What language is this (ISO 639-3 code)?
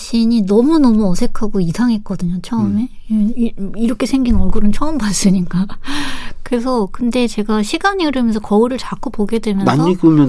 kor